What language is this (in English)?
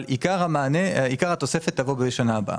Hebrew